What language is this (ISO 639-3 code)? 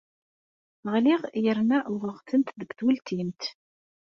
kab